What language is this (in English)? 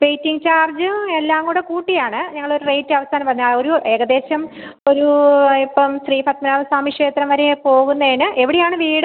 Malayalam